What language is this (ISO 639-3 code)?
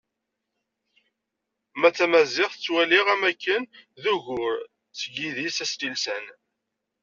kab